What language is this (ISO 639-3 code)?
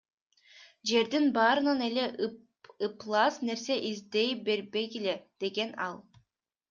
kir